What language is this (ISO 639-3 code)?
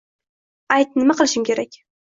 uzb